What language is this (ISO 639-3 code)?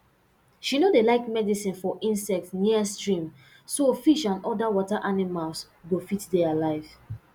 pcm